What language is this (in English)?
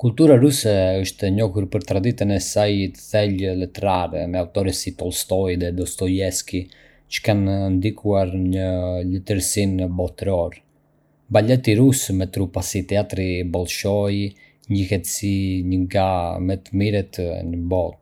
Arbëreshë Albanian